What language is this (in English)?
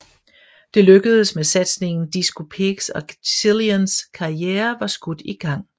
Danish